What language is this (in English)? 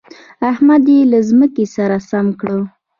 Pashto